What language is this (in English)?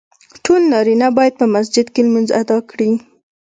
Pashto